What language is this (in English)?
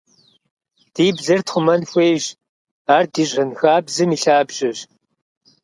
Kabardian